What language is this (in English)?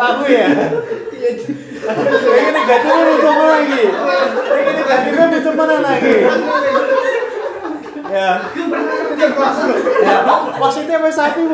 Indonesian